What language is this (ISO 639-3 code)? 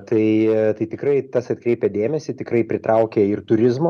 lit